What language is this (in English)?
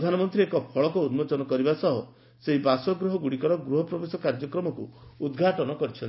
Odia